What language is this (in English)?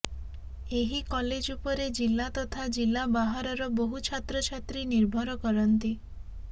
Odia